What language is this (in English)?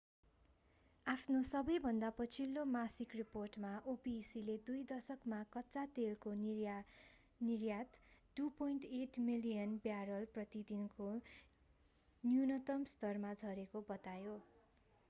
Nepali